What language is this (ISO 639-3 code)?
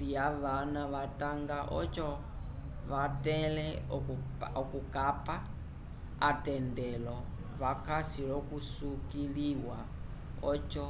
umb